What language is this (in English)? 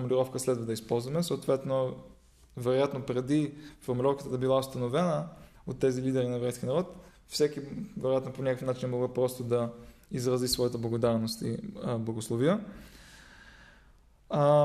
Bulgarian